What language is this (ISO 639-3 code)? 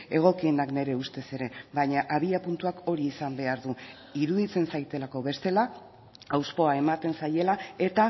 eus